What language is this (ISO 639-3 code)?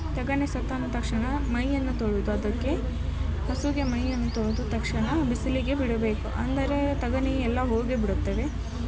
kan